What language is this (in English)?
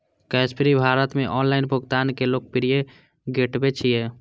Maithili